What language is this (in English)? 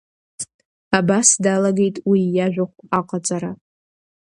Abkhazian